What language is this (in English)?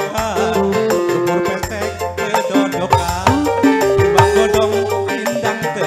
Thai